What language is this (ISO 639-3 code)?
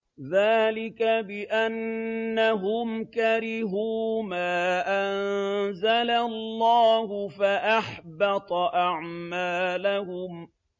ara